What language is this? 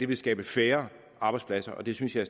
Danish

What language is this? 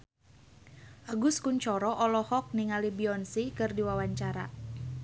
Sundanese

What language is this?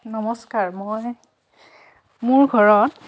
Assamese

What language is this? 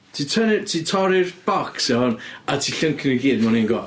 Welsh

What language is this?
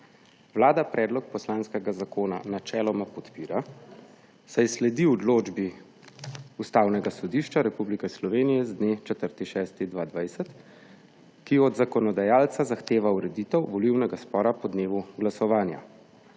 Slovenian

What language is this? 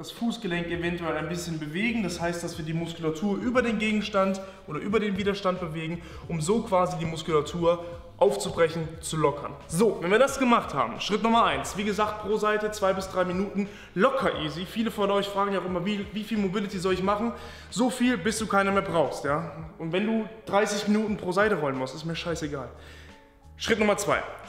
German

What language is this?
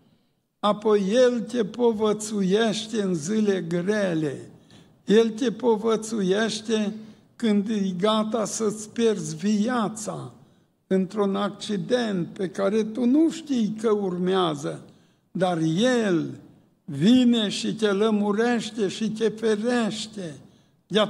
Romanian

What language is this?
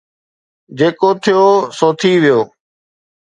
Sindhi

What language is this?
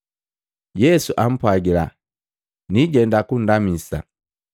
Matengo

